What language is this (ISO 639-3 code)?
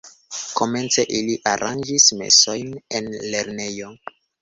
epo